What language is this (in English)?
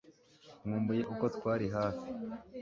Kinyarwanda